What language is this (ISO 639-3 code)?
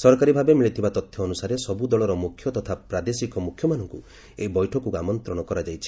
ori